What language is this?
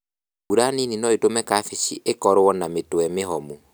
Kikuyu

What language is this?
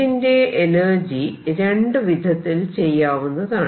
Malayalam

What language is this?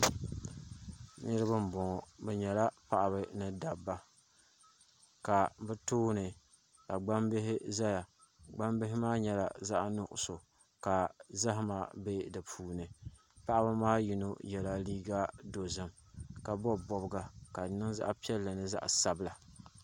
Dagbani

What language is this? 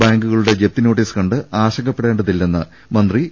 Malayalam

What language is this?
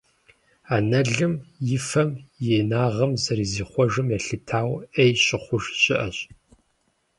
Kabardian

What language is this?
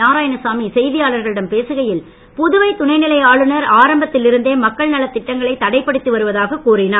Tamil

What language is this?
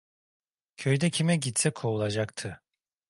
Turkish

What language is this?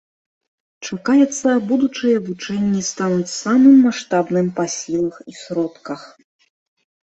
Belarusian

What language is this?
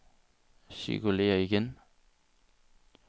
Danish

